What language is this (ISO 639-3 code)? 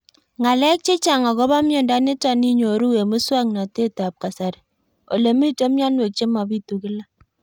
kln